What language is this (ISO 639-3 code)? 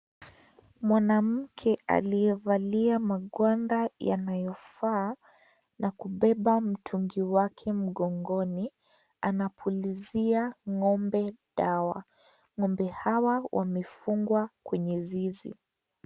swa